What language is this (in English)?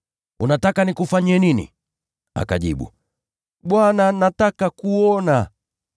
Swahili